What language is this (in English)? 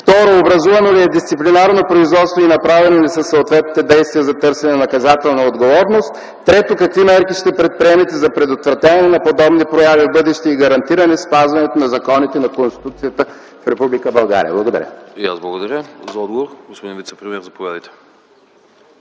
Bulgarian